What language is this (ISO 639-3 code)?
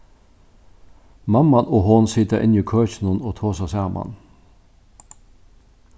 fao